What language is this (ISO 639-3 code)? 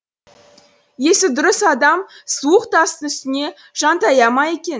kaz